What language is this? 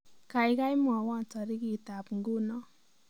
Kalenjin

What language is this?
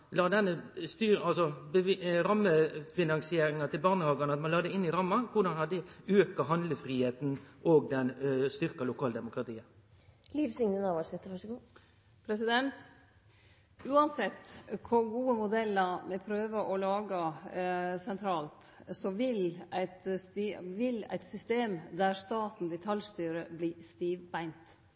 Norwegian Nynorsk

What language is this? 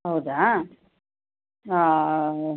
Kannada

